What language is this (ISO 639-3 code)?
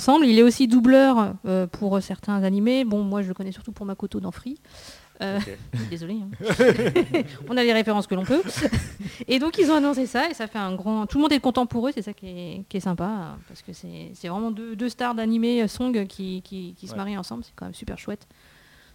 fra